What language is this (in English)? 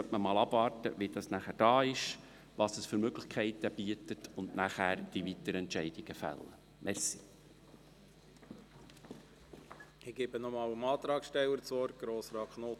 Swiss German